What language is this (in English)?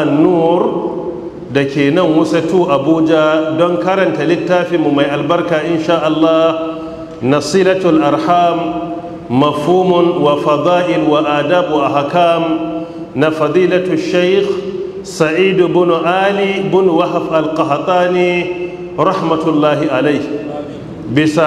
Arabic